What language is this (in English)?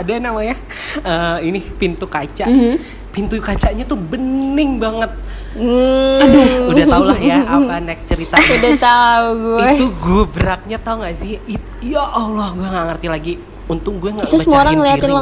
Indonesian